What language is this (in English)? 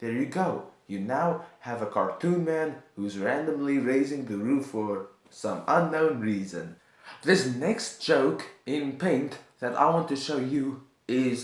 English